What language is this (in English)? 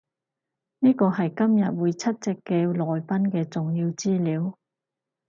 Cantonese